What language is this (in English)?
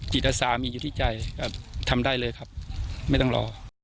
Thai